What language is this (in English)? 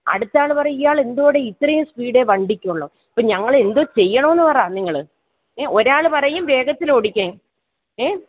Malayalam